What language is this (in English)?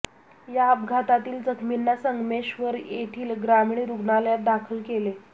Marathi